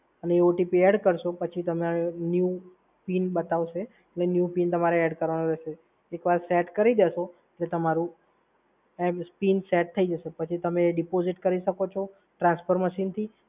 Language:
Gujarati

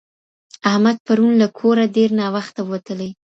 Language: Pashto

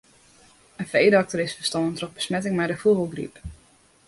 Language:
Western Frisian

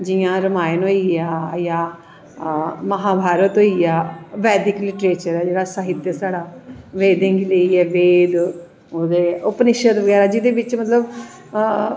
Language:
Dogri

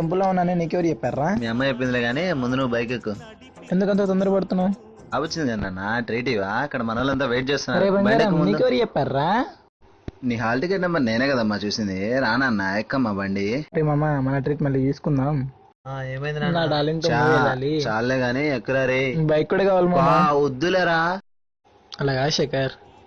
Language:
Telugu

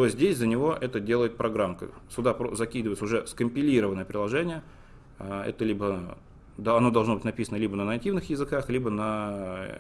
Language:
Russian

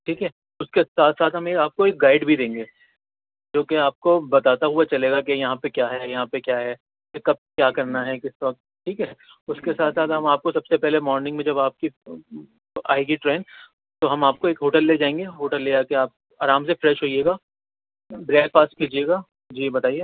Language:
Urdu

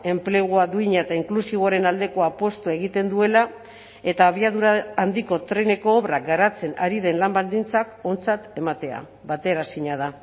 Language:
Basque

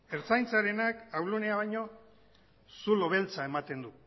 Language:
Basque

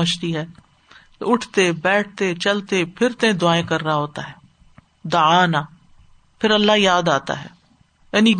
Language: Urdu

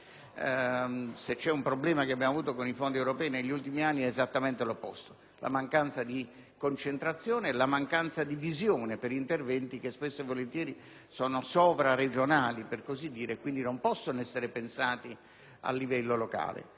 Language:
Italian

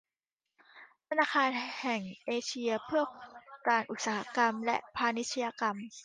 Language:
Thai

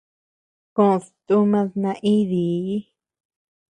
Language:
Tepeuxila Cuicatec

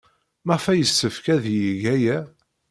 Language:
Kabyle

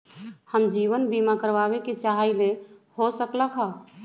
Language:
Magahi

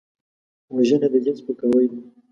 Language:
Pashto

